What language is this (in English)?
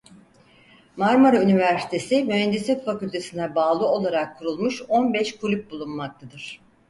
Turkish